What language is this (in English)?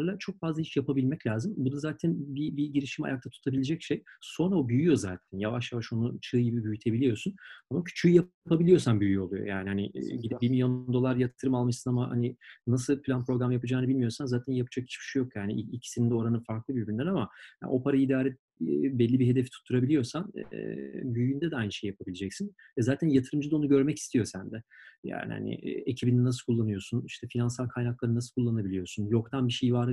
Turkish